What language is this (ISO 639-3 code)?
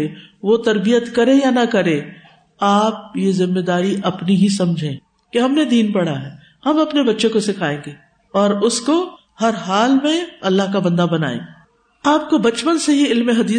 urd